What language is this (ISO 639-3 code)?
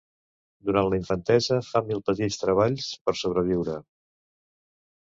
cat